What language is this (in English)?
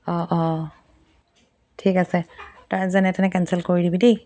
Assamese